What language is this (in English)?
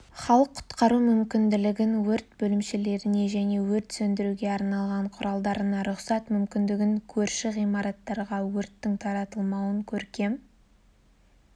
Kazakh